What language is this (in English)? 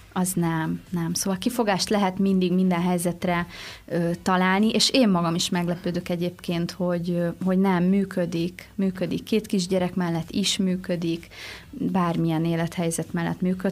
Hungarian